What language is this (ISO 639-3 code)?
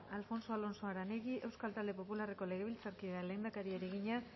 eus